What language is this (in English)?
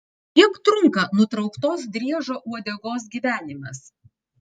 Lithuanian